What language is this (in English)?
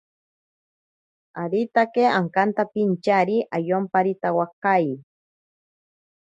Ashéninka Perené